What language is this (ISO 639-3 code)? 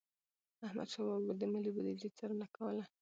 pus